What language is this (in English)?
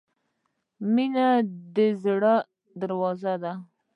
Pashto